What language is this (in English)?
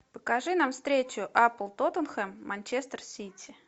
Russian